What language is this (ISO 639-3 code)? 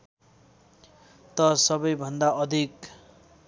nep